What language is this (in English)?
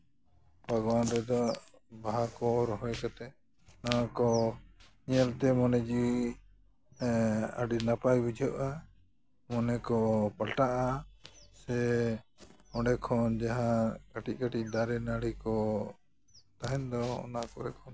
Santali